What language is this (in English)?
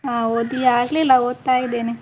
Kannada